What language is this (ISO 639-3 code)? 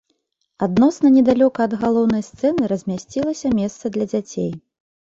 bel